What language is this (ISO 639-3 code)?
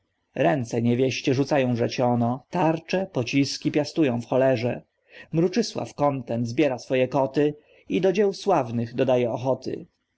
pol